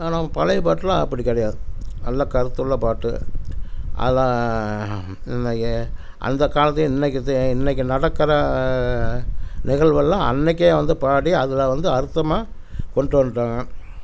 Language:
Tamil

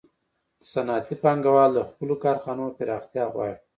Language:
Pashto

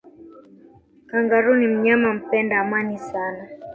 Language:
Swahili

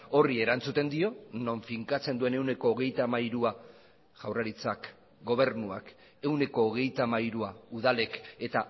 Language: Basque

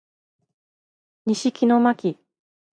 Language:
Japanese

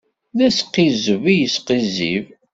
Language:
Kabyle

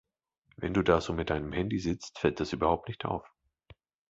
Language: German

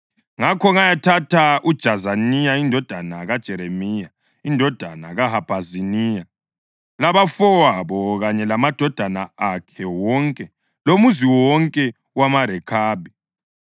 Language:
North Ndebele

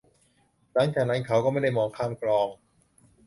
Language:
Thai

